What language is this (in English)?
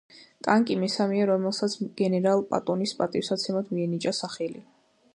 Georgian